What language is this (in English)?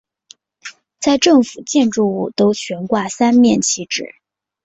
Chinese